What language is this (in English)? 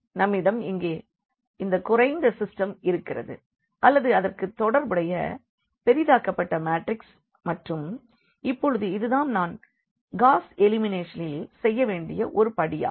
Tamil